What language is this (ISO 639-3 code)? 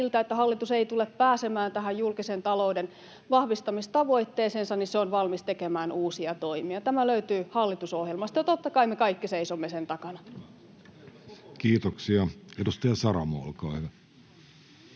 fin